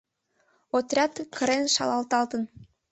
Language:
Mari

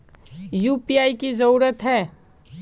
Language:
Magahi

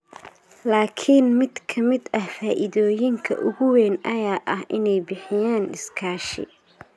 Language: Somali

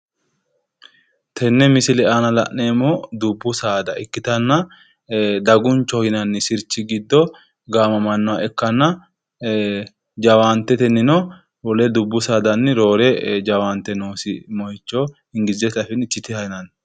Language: Sidamo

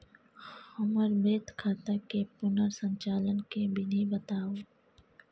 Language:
Maithili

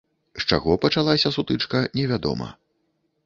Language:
Belarusian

